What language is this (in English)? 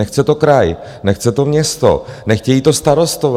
Czech